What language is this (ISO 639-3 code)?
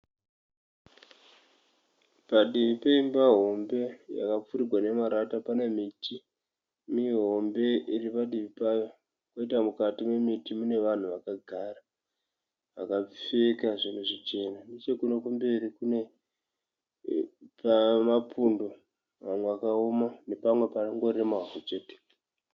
sna